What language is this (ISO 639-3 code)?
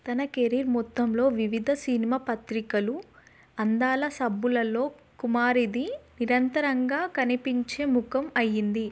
tel